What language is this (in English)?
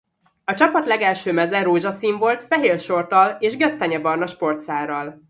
Hungarian